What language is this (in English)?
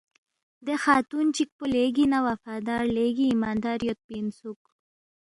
Balti